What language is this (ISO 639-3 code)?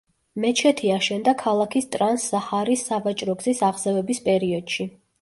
kat